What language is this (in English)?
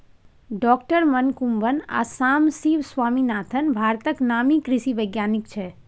Maithili